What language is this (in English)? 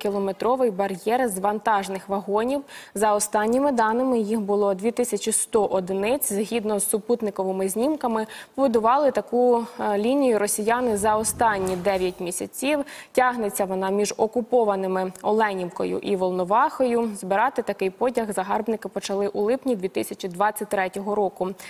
Ukrainian